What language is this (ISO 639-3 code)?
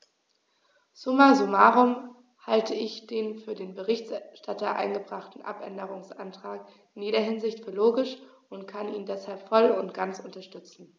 deu